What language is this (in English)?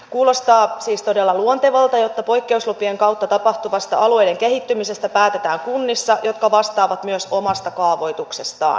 Finnish